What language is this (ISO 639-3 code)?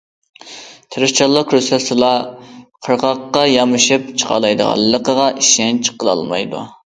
uig